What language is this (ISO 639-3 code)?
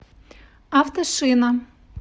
rus